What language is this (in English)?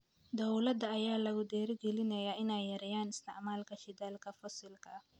Somali